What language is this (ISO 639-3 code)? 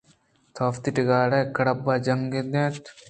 bgp